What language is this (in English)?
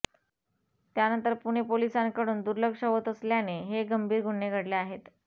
Marathi